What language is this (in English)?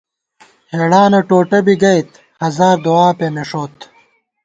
Gawar-Bati